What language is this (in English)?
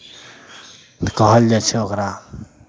Maithili